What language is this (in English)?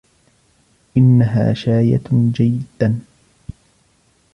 Arabic